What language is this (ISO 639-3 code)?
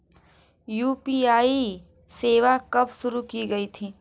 hin